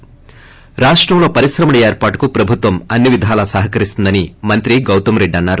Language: Telugu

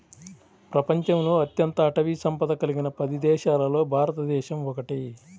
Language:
Telugu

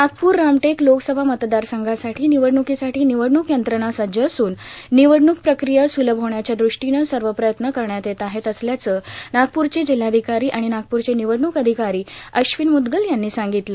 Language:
Marathi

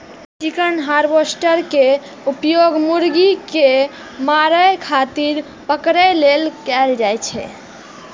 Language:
Maithili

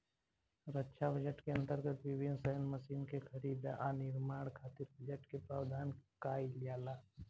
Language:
Bhojpuri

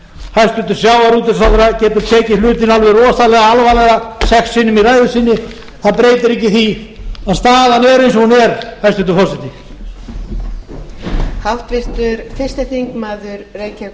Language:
Icelandic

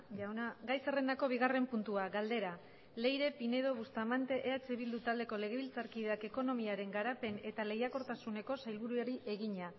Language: Basque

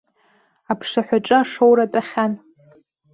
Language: Abkhazian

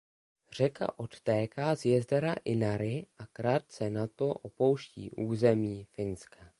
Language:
Czech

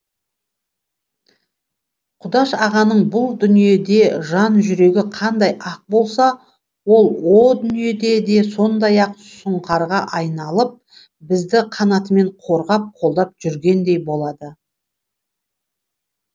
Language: Kazakh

